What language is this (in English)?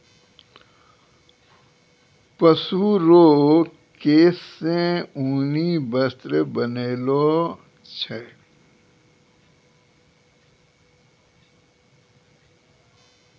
Maithili